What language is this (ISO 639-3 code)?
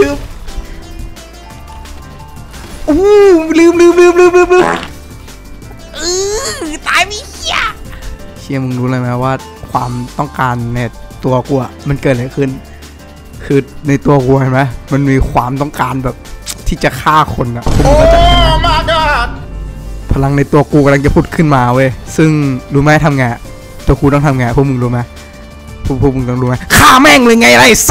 tha